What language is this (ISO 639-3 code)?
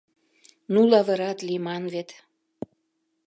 chm